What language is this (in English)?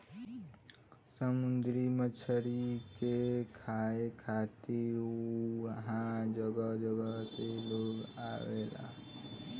Bhojpuri